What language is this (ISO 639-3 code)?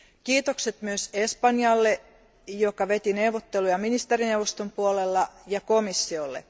fin